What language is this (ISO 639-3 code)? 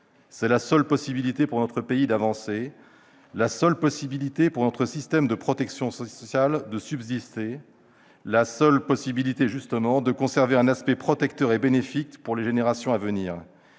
fra